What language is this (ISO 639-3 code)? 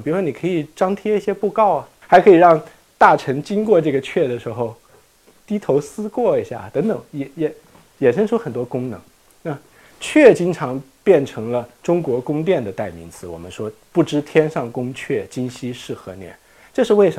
zho